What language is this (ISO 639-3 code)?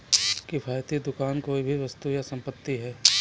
hin